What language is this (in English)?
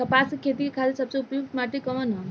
Bhojpuri